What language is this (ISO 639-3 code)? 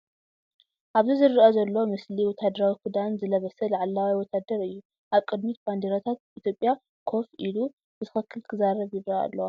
tir